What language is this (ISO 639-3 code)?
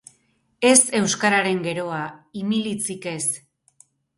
eus